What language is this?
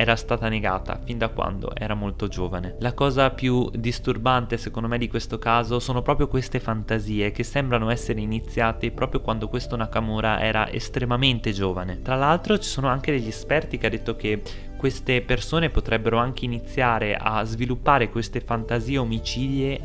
Italian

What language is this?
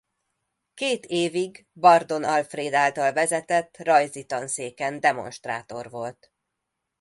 Hungarian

